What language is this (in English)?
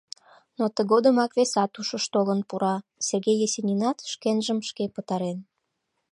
Mari